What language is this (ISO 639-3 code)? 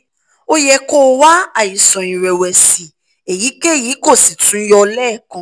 yor